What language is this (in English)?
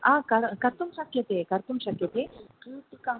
Sanskrit